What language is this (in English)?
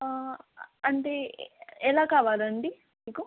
Telugu